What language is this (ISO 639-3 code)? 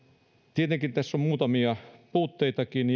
fin